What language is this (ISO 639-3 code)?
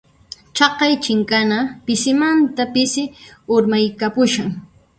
qxp